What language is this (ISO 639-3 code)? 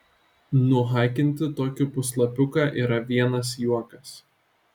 lit